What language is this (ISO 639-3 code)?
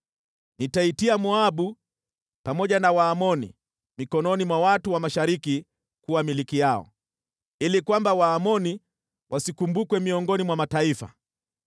swa